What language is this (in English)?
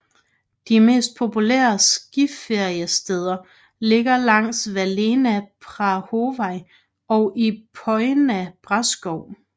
Danish